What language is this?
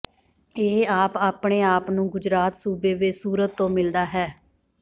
Punjabi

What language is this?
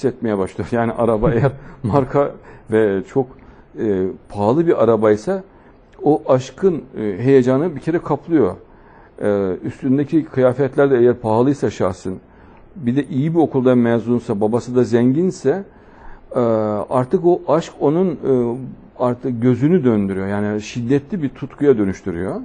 Turkish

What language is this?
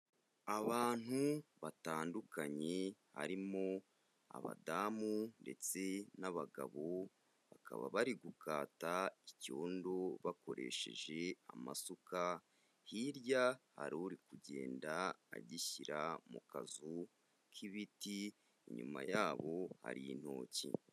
Kinyarwanda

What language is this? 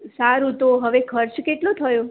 Gujarati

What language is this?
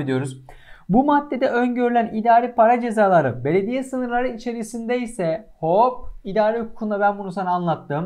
Turkish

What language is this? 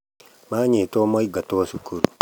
Kikuyu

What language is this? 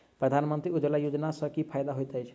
Maithili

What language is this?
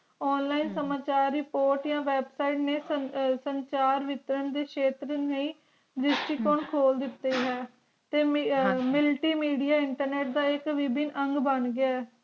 Punjabi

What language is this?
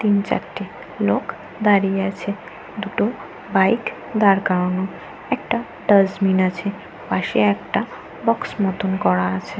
Bangla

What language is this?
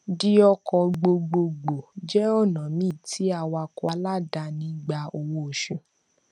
Yoruba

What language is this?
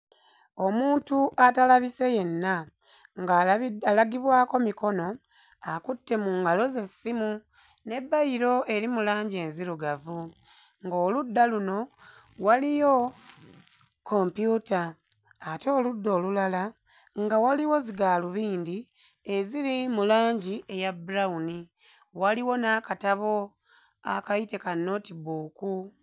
Ganda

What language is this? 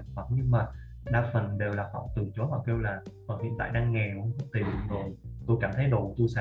Vietnamese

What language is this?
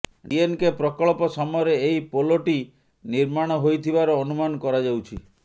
Odia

